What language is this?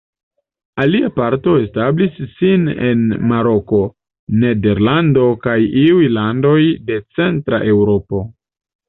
Esperanto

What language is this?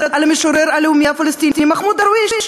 Hebrew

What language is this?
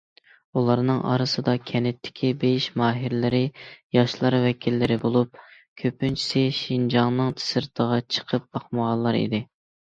Uyghur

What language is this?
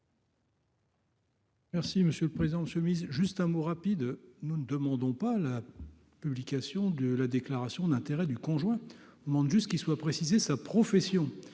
French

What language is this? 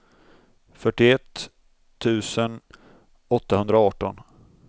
Swedish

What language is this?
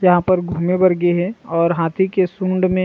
Chhattisgarhi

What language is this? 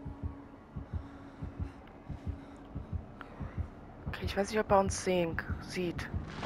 German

